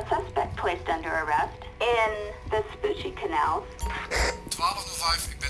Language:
Dutch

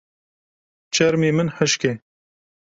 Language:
Kurdish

